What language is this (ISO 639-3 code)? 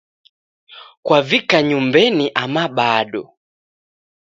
dav